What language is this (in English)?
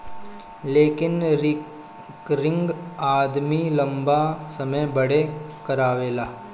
Bhojpuri